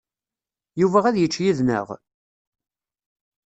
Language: Kabyle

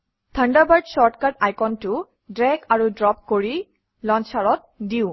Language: Assamese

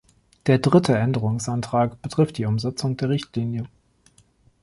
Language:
German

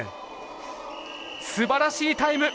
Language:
Japanese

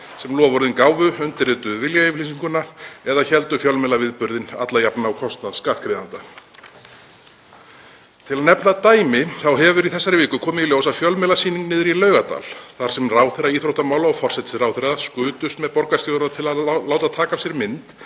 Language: Icelandic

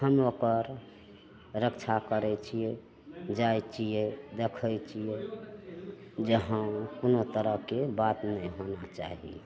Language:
Maithili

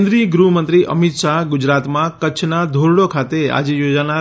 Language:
Gujarati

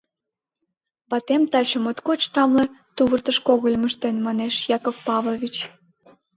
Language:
Mari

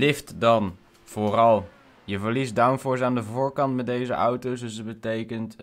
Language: Dutch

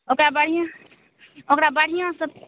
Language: Maithili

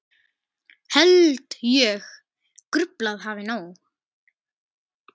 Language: Icelandic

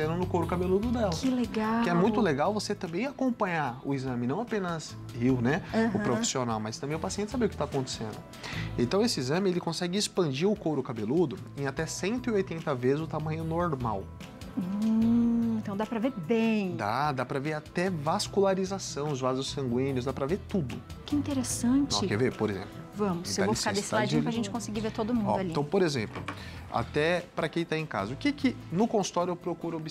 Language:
Portuguese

